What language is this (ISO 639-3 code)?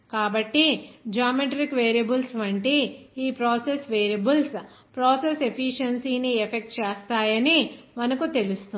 tel